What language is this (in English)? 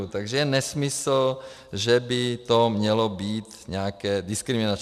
Czech